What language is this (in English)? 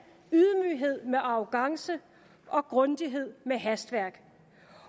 Danish